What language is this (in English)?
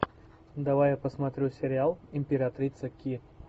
Russian